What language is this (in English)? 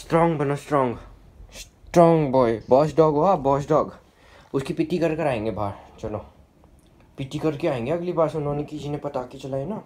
Hindi